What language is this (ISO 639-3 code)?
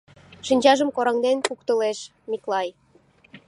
chm